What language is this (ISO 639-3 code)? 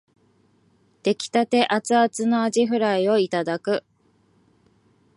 jpn